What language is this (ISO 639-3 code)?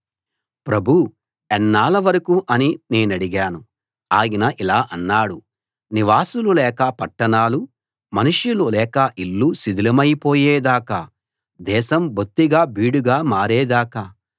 tel